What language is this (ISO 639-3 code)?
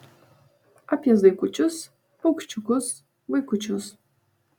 lit